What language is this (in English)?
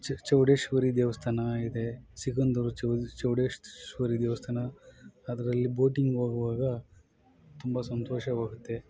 Kannada